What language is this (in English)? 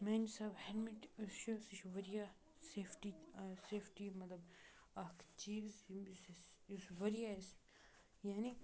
Kashmiri